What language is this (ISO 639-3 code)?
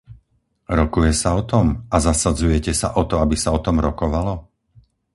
slk